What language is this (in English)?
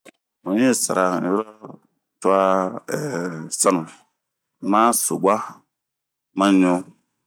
Bomu